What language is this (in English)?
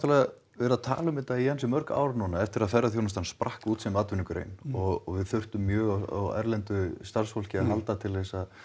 Icelandic